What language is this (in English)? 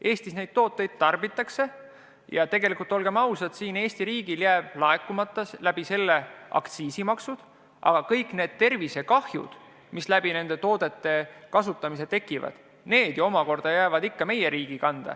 Estonian